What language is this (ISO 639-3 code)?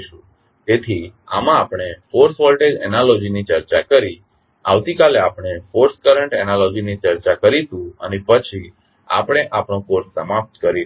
guj